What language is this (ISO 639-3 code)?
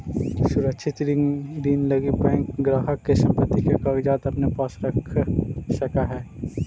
mag